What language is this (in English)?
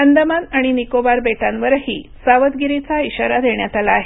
Marathi